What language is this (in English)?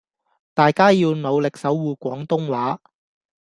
Cantonese